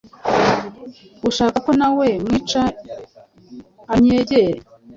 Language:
Kinyarwanda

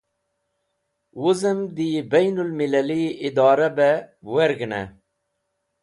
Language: Wakhi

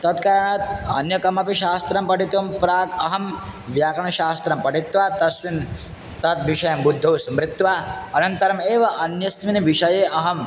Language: Sanskrit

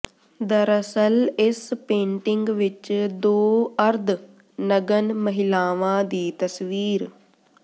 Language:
Punjabi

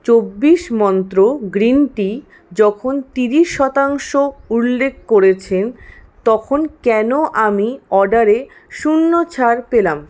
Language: Bangla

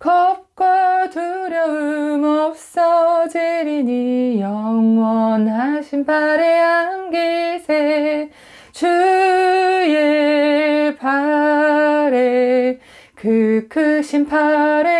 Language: Korean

